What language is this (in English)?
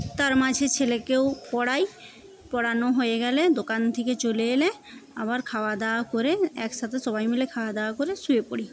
Bangla